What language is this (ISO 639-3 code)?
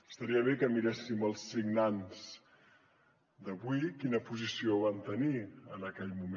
cat